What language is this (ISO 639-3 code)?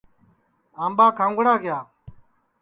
ssi